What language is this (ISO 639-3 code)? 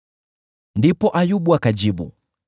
swa